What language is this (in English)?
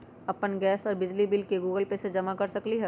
Magahi